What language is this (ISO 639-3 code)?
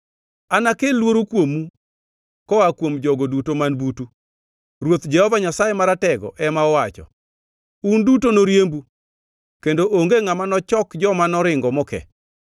luo